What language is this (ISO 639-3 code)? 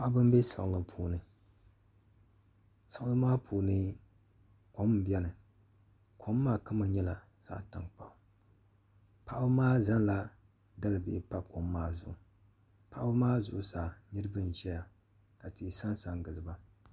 dag